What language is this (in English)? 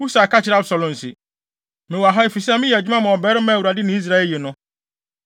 Akan